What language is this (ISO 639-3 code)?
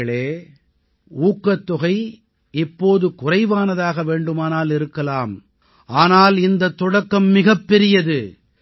tam